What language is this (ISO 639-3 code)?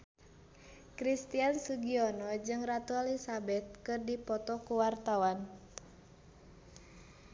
sun